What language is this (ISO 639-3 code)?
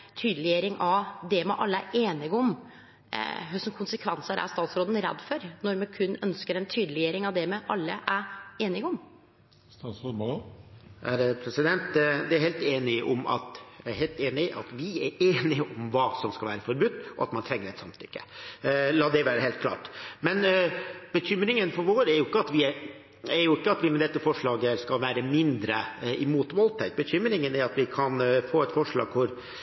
nor